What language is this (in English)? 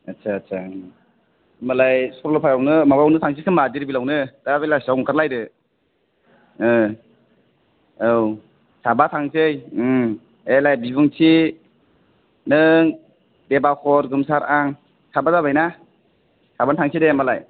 Bodo